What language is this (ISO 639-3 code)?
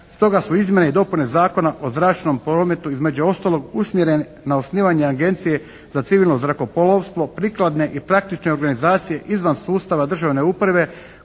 hrv